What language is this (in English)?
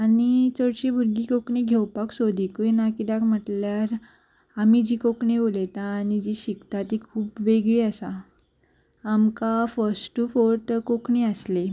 Konkani